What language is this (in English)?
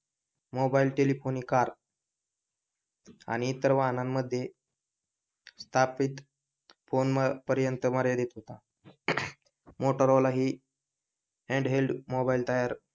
Marathi